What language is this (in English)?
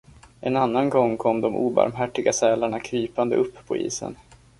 Swedish